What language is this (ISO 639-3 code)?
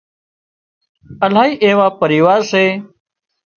kxp